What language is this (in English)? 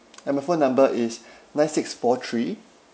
English